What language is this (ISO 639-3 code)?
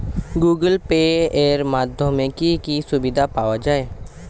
ben